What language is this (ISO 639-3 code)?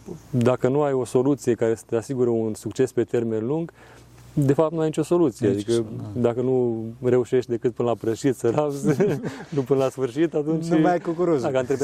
ron